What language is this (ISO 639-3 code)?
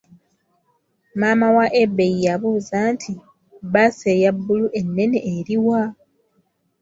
lug